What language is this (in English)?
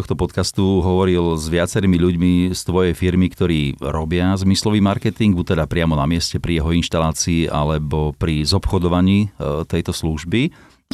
Slovak